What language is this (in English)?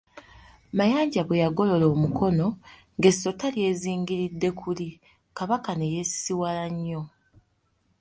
Ganda